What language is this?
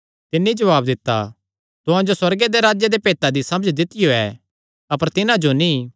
Kangri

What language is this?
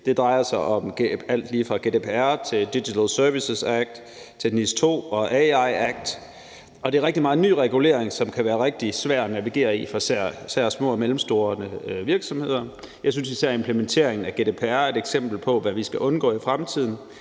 Danish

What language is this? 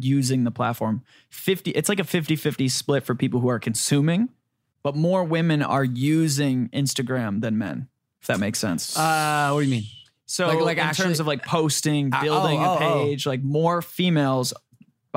English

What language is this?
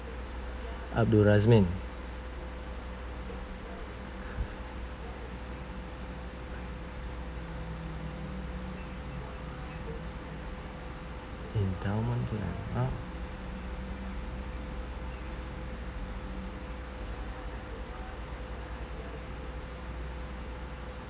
English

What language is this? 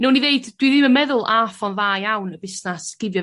Welsh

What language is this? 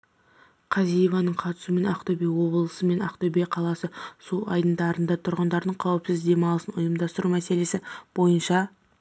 Kazakh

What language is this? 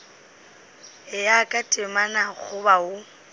Northern Sotho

